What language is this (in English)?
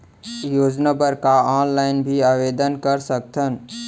Chhattisgarhi